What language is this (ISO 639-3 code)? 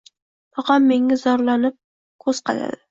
uzb